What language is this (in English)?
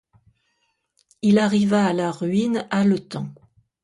French